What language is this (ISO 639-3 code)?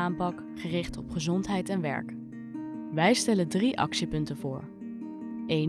nld